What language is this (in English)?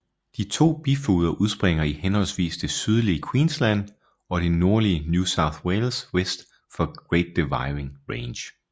Danish